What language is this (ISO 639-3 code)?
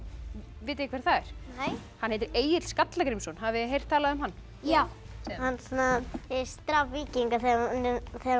isl